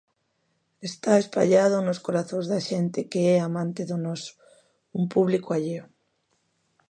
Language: Galician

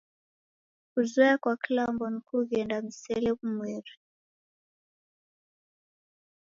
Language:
Taita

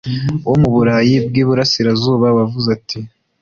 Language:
Kinyarwanda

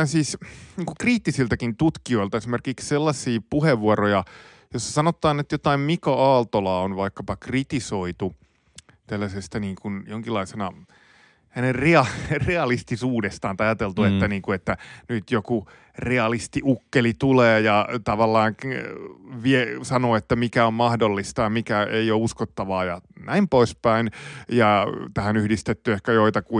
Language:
Finnish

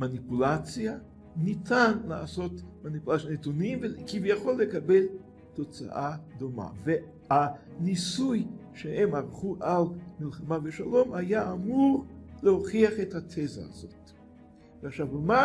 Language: Hebrew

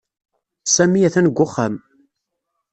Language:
Kabyle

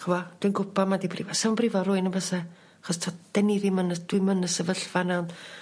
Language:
Welsh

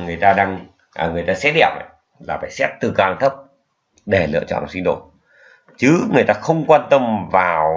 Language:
Vietnamese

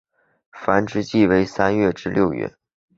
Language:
Chinese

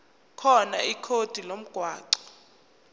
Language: Zulu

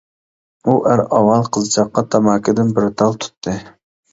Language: Uyghur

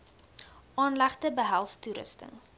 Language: Afrikaans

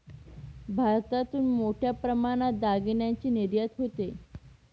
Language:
Marathi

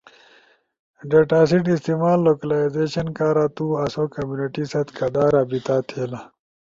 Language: Ushojo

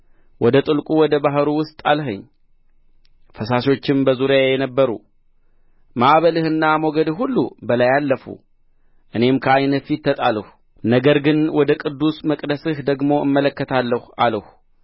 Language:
Amharic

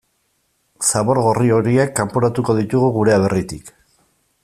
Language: Basque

